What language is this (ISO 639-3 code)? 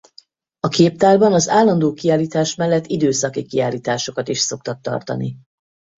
hun